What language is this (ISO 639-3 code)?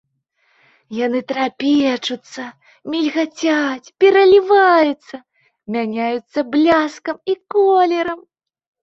bel